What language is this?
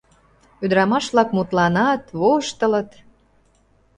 Mari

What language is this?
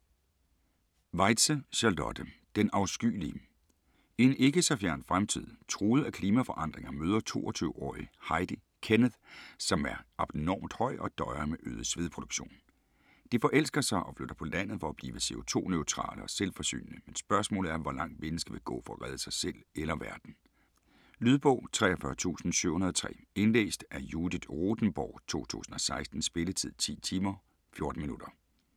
Danish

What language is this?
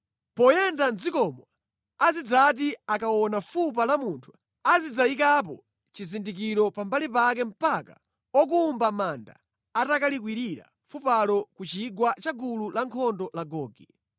Nyanja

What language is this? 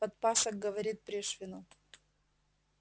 Russian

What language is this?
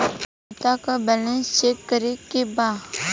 Bhojpuri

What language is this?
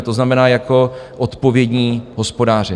Czech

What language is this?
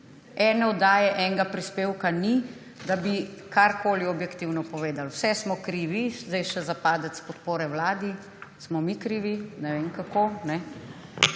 Slovenian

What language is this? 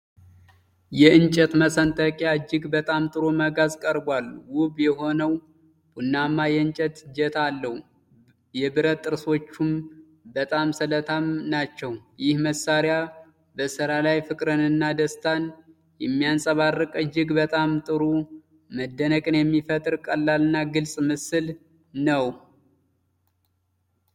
Amharic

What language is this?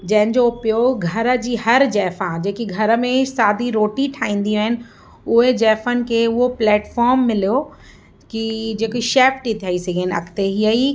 Sindhi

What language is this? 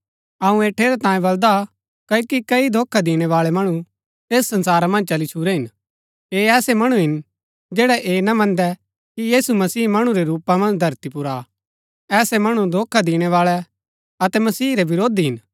Gaddi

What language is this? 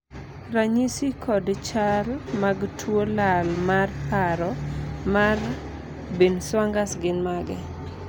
Luo (Kenya and Tanzania)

